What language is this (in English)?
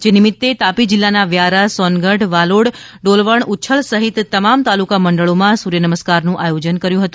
Gujarati